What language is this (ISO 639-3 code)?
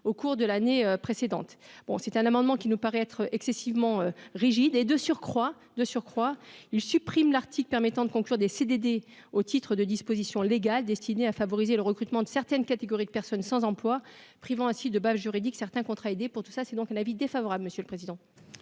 fra